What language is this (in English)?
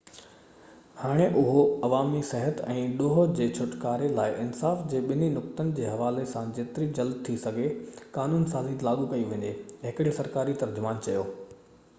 Sindhi